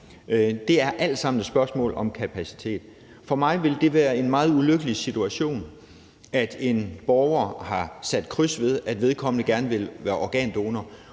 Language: Danish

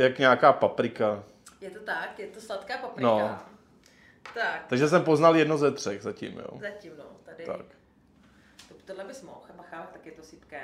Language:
Czech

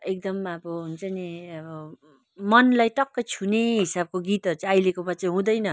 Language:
Nepali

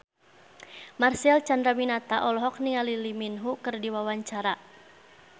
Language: Sundanese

